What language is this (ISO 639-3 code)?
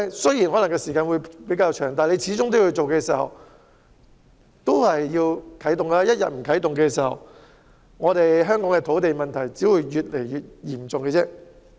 yue